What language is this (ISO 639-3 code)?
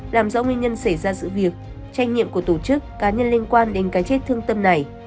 vie